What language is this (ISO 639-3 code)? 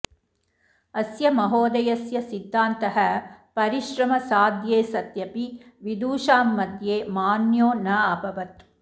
san